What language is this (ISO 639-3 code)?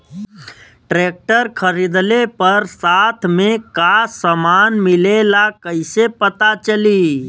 bho